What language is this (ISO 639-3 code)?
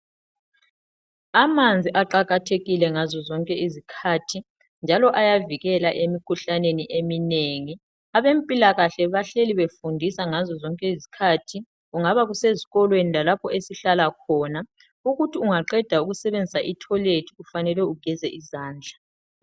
nde